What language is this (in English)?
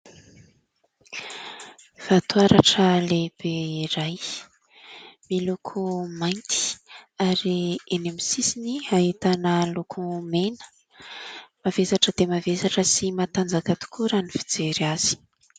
Malagasy